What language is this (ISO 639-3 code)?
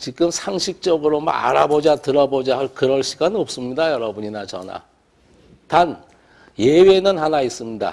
kor